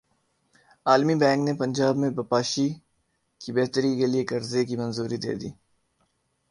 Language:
Urdu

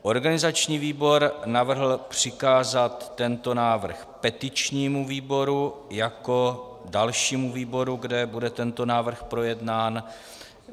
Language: Czech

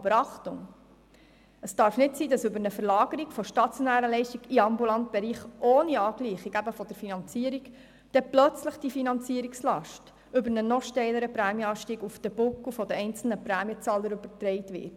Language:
Swiss German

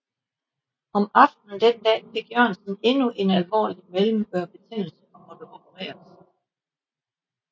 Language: Danish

